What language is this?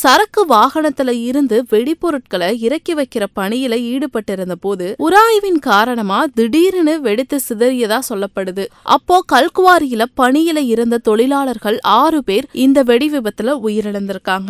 Tamil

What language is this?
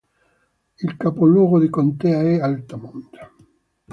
Italian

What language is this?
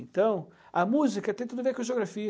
Portuguese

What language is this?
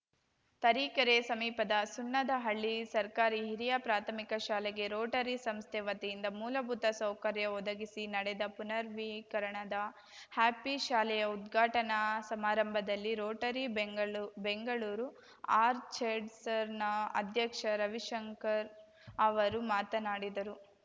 Kannada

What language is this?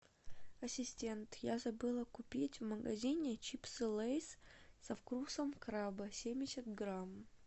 Russian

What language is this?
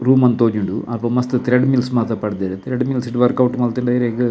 Tulu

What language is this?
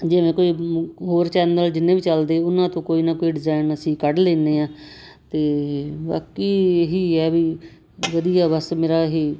Punjabi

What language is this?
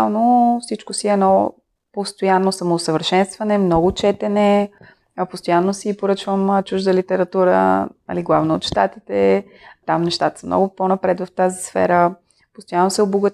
Bulgarian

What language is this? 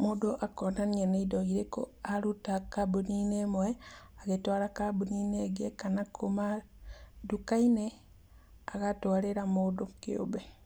Kikuyu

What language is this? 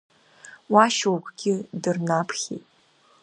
Abkhazian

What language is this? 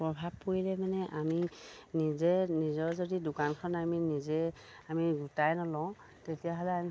Assamese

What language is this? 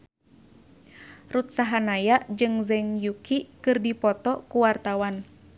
Sundanese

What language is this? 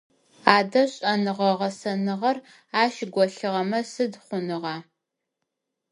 Adyghe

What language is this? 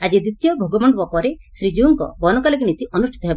Odia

